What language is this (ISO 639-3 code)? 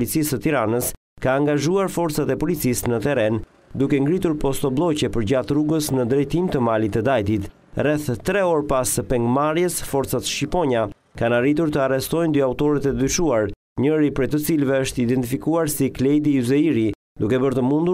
ron